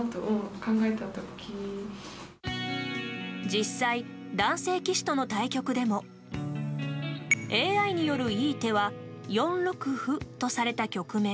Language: Japanese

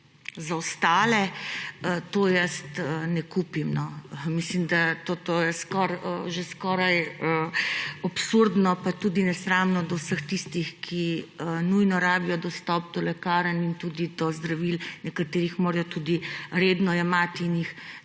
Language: Slovenian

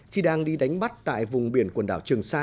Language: Vietnamese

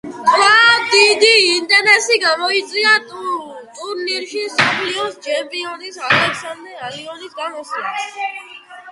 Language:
Georgian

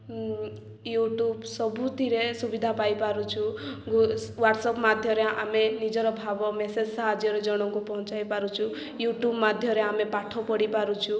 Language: Odia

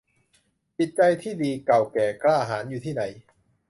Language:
Thai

